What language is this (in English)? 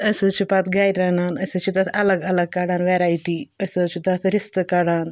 Kashmiri